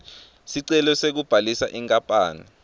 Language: Swati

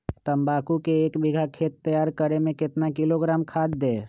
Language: Magahi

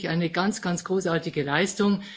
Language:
German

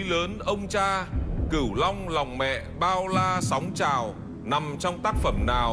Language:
Vietnamese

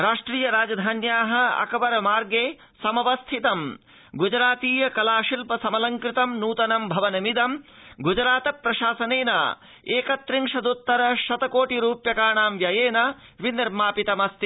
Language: Sanskrit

